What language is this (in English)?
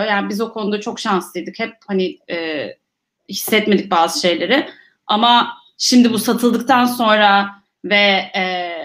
Turkish